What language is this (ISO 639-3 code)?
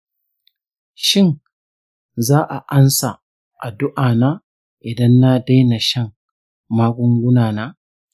hau